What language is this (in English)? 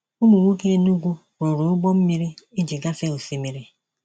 Igbo